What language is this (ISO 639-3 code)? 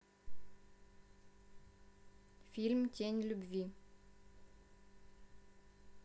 rus